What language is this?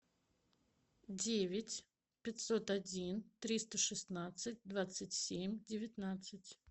Russian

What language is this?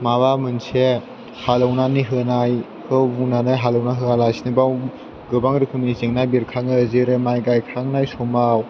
Bodo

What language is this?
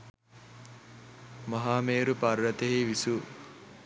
Sinhala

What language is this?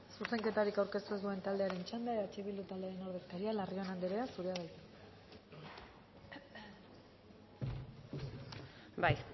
Basque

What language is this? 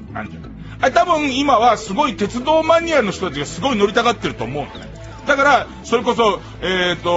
Japanese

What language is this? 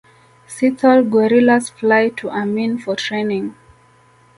Swahili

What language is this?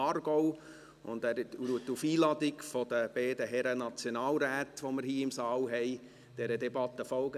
Swiss German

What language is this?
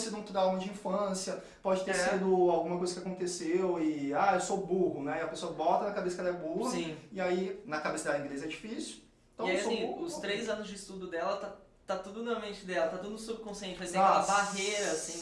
Portuguese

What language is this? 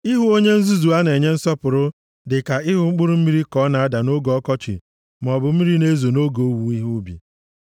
Igbo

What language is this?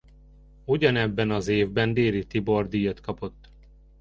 Hungarian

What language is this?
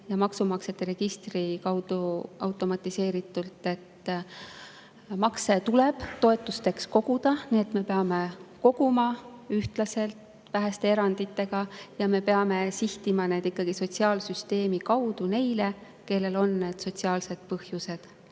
Estonian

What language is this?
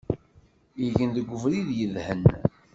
Kabyle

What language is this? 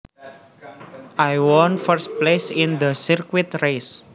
Javanese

